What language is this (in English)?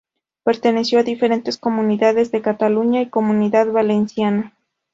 Spanish